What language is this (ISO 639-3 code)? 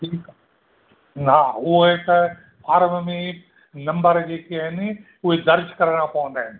snd